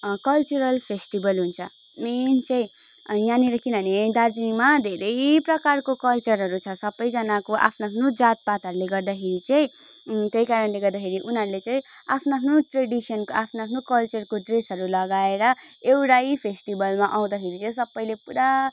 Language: Nepali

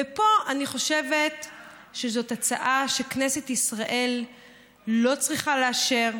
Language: Hebrew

